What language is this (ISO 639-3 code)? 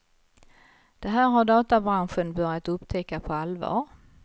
swe